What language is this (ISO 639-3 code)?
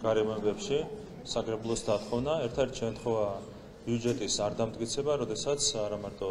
tur